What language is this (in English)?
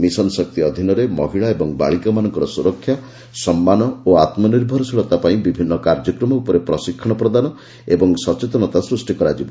Odia